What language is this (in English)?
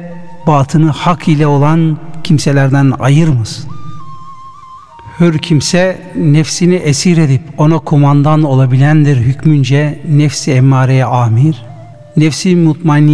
Turkish